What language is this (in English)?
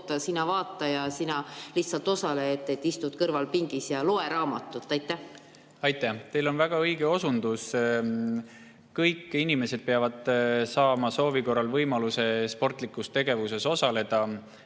Estonian